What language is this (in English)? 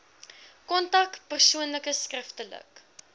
Afrikaans